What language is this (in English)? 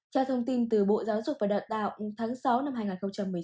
Vietnamese